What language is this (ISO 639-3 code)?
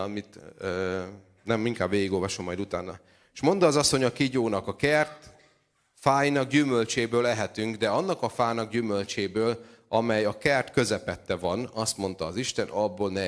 hun